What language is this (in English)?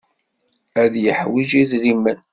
Kabyle